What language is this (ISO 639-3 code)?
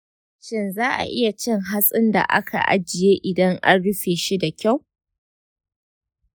hau